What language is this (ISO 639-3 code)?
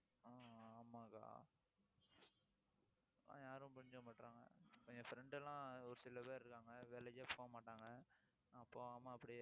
tam